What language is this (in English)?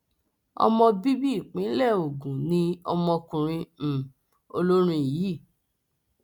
Yoruba